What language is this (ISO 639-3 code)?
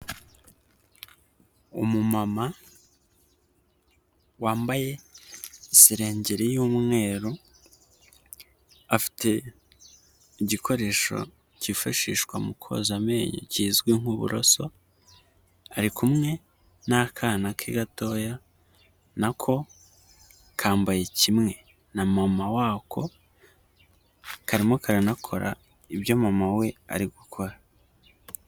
kin